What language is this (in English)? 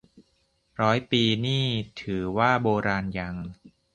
Thai